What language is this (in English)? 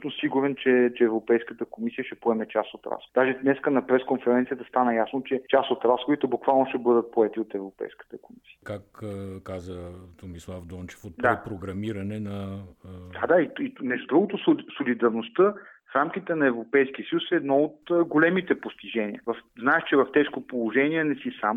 Bulgarian